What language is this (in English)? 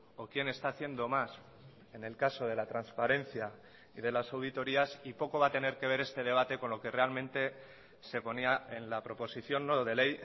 Spanish